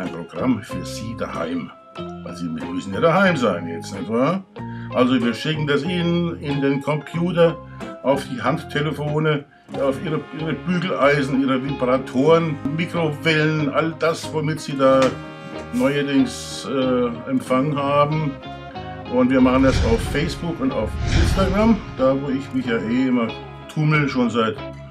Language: German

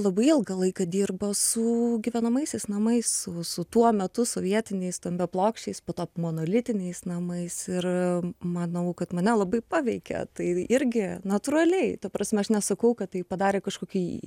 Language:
Lithuanian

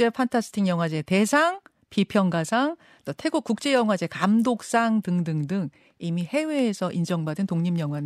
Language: Korean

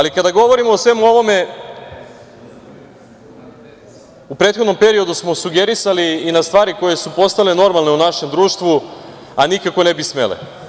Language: Serbian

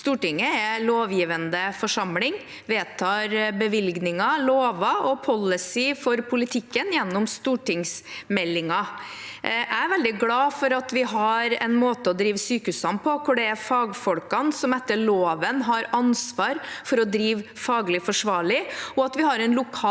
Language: Norwegian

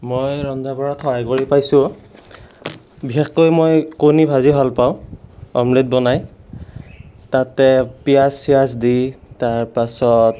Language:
Assamese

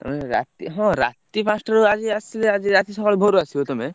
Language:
Odia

